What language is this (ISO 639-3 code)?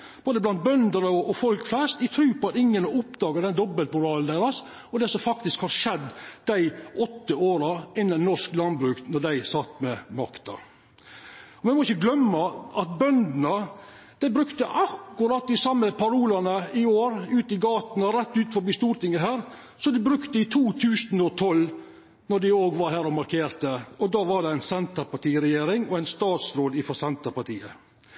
nno